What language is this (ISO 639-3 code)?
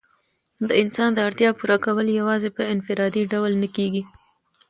pus